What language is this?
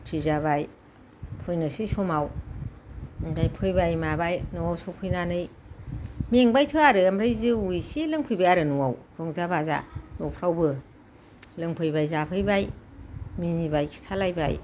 Bodo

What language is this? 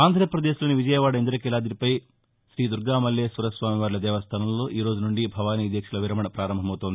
Telugu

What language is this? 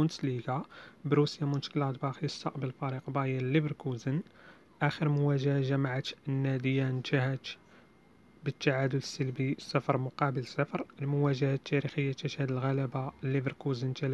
Arabic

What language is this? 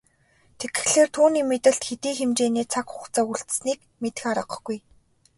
Mongolian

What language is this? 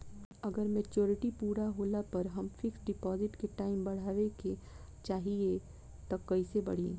Bhojpuri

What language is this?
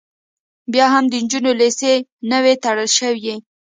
Pashto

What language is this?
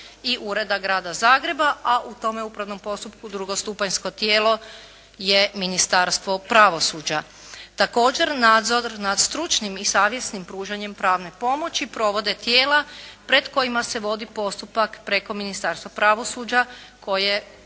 Croatian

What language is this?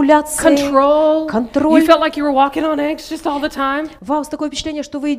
Russian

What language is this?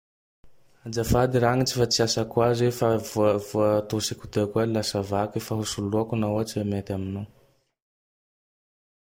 Tandroy-Mahafaly Malagasy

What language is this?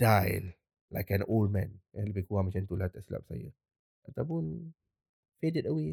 Malay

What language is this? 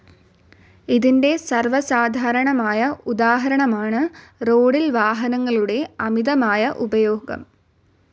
Malayalam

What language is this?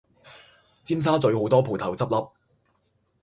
Cantonese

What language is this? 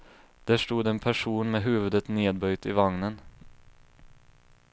Swedish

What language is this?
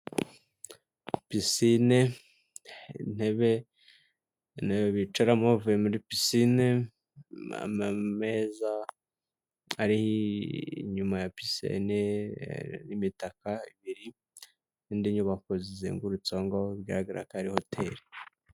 Kinyarwanda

